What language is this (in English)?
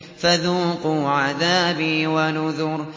Arabic